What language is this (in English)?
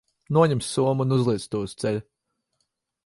Latvian